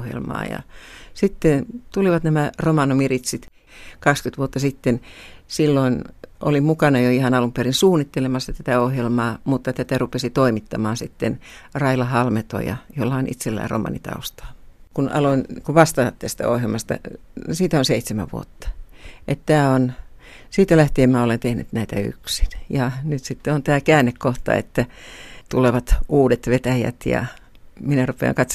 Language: Finnish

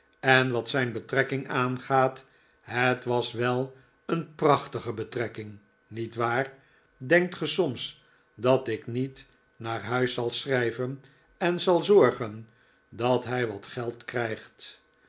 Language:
Dutch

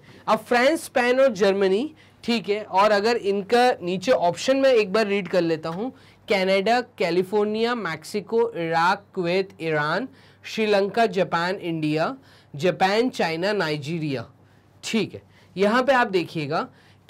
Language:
Hindi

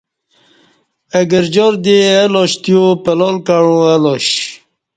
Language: Kati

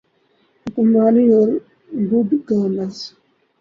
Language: Urdu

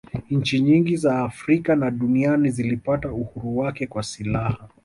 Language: Swahili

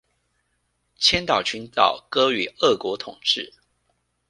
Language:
Chinese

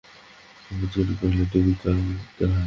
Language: Bangla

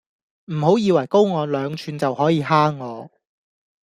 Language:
Cantonese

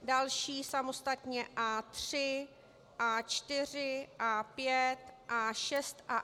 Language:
Czech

